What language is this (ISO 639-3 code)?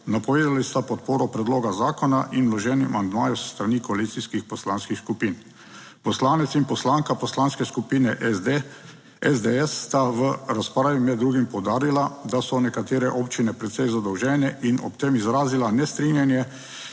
slv